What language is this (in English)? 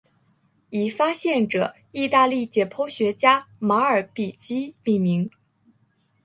Chinese